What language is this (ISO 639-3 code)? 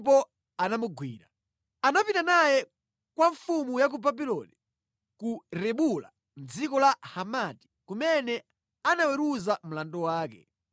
nya